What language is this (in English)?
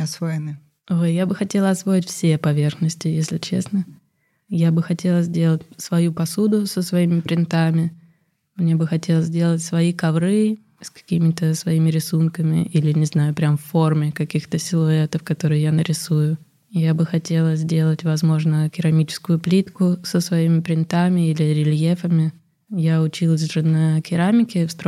Russian